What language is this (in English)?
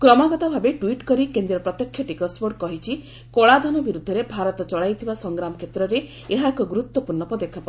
Odia